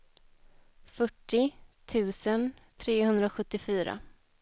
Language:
Swedish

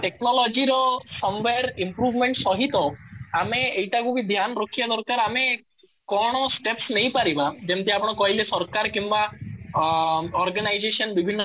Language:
Odia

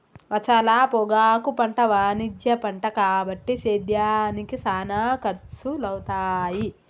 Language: Telugu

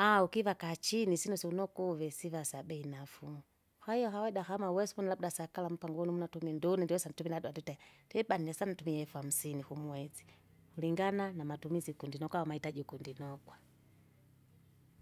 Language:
Kinga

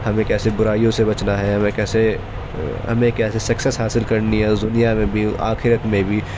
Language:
Urdu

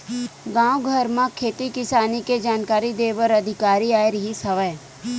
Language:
Chhattisgarhi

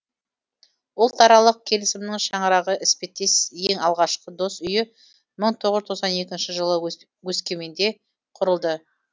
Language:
Kazakh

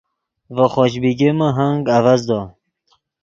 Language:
Yidgha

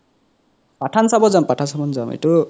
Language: Assamese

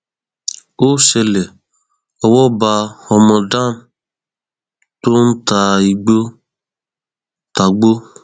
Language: Yoruba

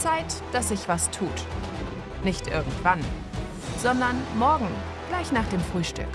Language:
German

